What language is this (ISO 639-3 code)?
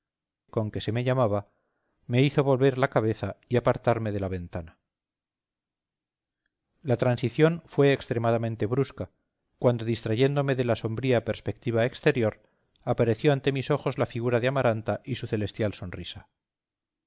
spa